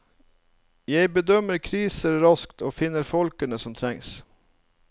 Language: Norwegian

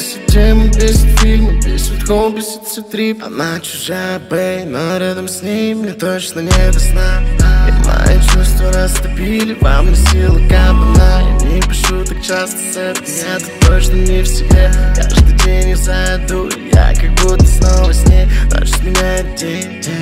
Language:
Romanian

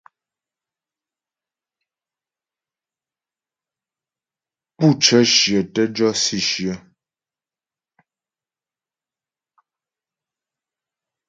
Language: Ghomala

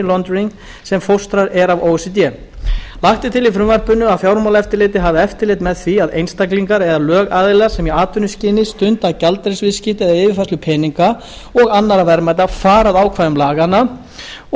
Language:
Icelandic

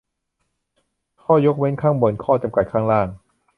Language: Thai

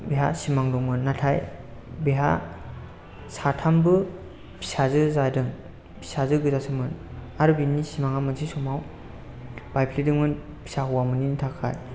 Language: Bodo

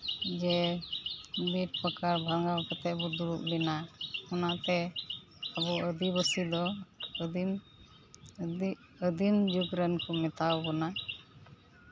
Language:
Santali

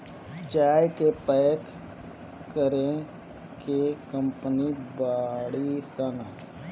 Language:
Bhojpuri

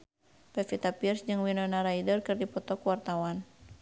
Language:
Sundanese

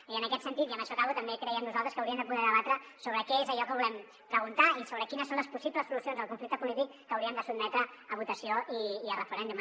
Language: Catalan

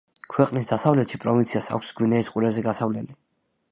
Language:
Georgian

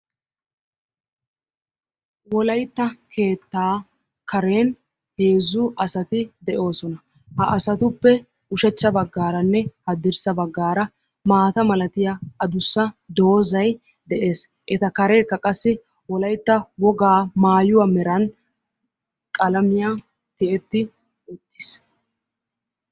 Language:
Wolaytta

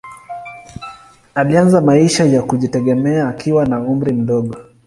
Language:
Swahili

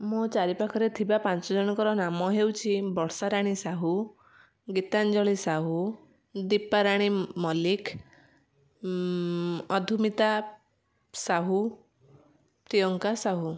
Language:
Odia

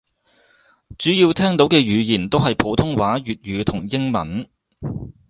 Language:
Cantonese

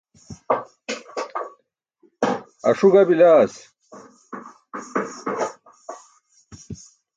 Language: Burushaski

